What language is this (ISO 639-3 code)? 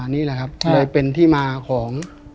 tha